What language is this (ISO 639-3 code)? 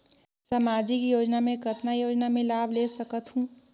hne